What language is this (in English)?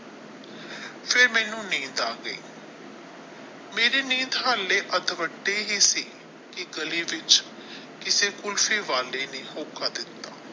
Punjabi